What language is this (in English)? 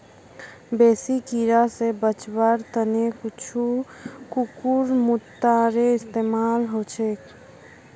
Magahi